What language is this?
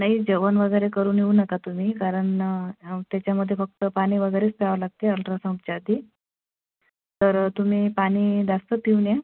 Marathi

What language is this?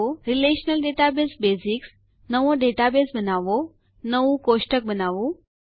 Gujarati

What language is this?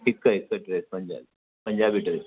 Sindhi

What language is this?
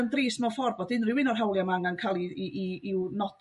Welsh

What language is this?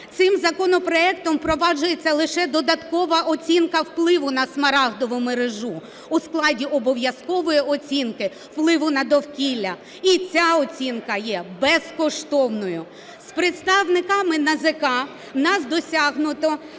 Ukrainian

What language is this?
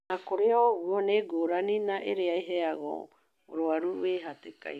Kikuyu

